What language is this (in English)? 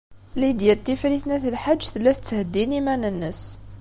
Kabyle